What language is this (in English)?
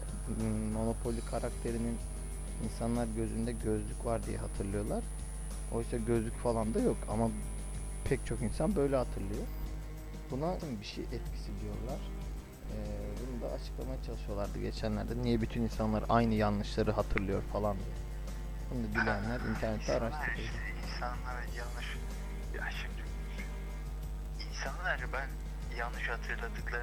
Turkish